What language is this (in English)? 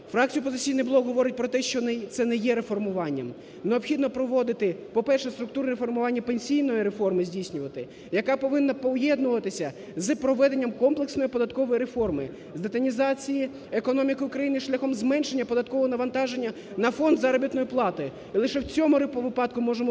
Ukrainian